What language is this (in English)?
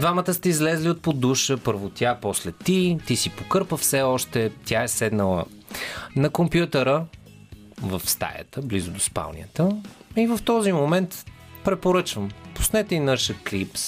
Bulgarian